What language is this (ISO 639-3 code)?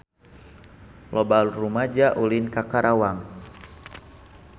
sun